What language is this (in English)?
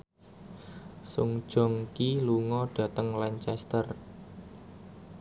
Javanese